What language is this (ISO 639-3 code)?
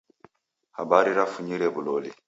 dav